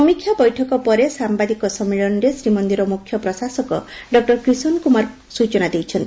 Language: Odia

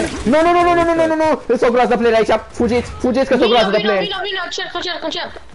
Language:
Romanian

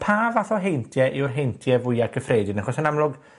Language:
Welsh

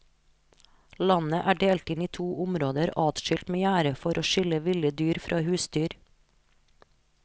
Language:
Norwegian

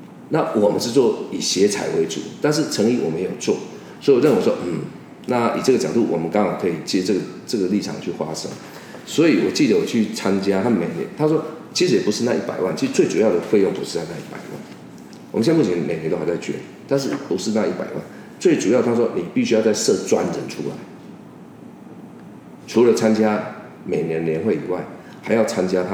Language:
Chinese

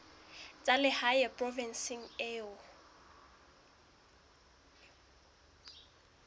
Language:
Southern Sotho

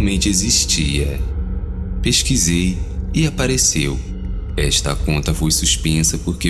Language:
Portuguese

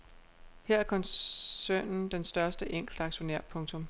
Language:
Danish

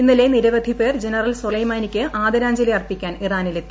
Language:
Malayalam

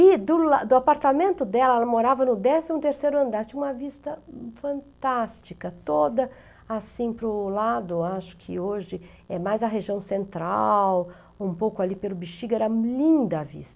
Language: Portuguese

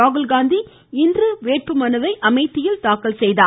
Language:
Tamil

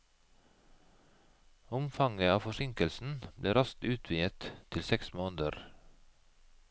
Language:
Norwegian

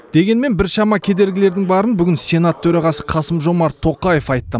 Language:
Kazakh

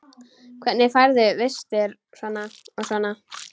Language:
Icelandic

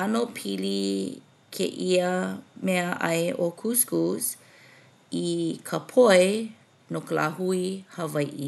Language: Hawaiian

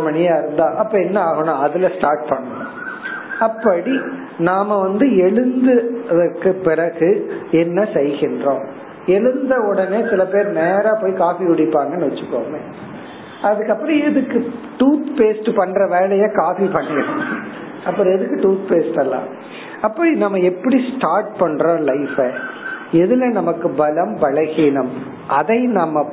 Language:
Tamil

